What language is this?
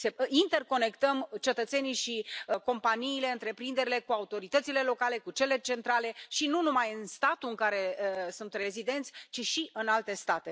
Romanian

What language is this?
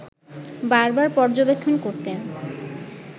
Bangla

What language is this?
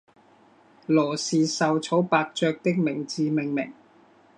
Chinese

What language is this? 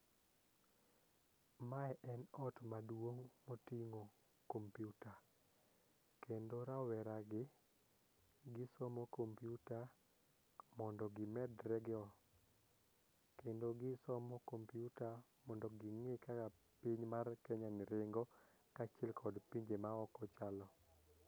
Luo (Kenya and Tanzania)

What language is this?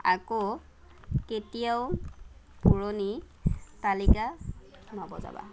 Assamese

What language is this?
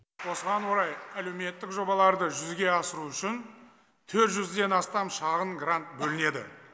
Kazakh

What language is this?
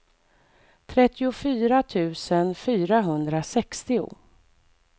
Swedish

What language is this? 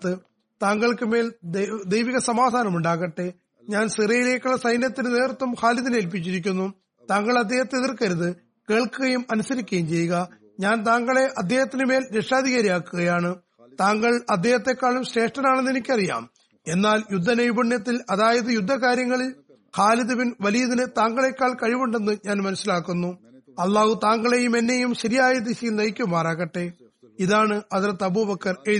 Malayalam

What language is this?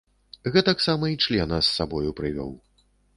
Belarusian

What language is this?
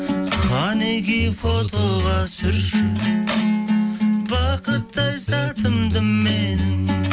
Kazakh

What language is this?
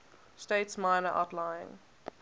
English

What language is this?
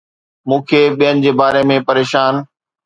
Sindhi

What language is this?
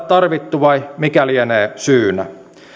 Finnish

